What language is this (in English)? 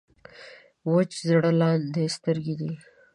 Pashto